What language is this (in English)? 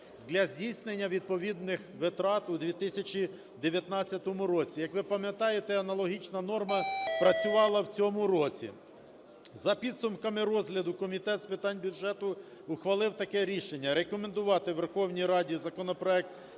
Ukrainian